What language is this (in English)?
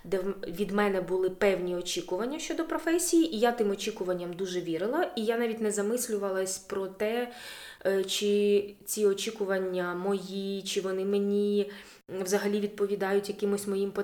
Ukrainian